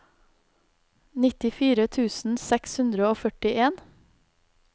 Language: Norwegian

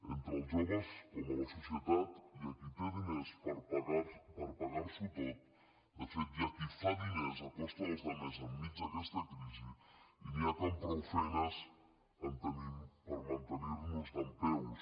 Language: Catalan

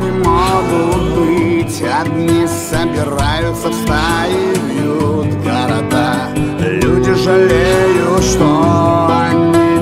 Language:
Russian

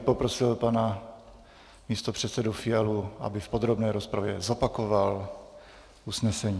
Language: Czech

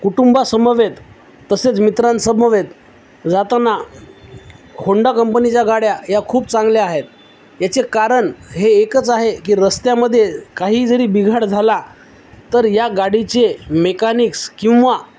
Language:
Marathi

